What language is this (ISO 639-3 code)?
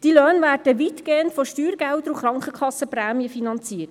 gsw